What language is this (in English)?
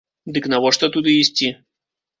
Belarusian